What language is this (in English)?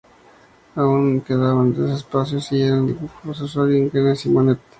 Spanish